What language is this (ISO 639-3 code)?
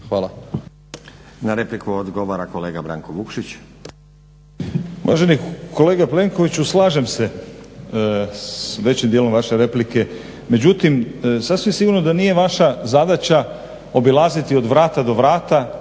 hrv